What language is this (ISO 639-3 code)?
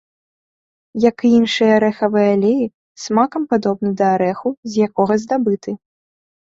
bel